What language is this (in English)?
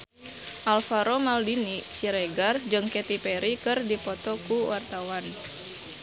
Sundanese